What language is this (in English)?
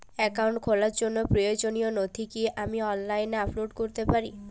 Bangla